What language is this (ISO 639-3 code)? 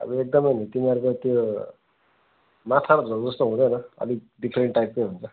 nep